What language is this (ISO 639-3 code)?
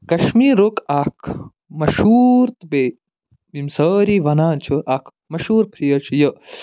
kas